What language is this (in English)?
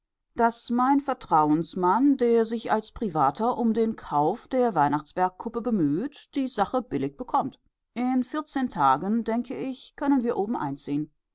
German